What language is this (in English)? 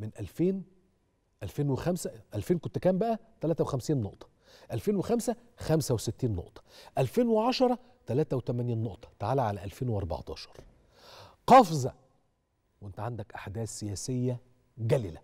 Arabic